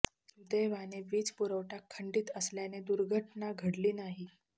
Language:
Marathi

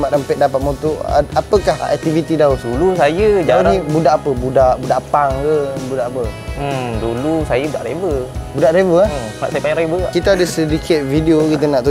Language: Malay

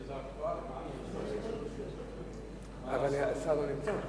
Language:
Hebrew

